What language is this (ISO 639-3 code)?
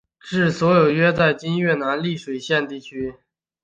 zho